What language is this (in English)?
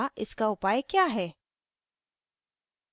Hindi